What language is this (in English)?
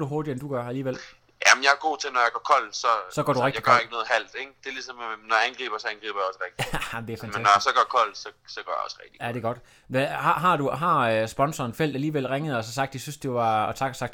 Danish